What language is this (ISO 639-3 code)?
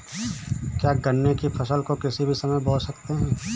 hin